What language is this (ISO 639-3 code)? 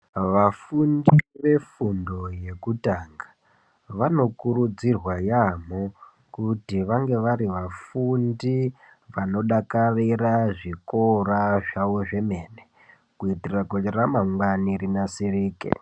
ndc